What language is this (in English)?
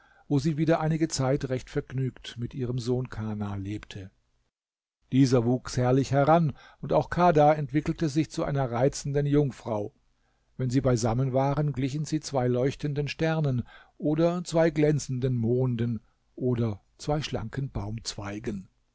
German